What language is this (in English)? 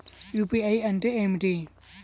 Telugu